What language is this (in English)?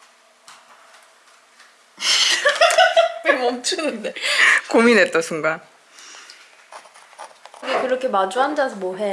Korean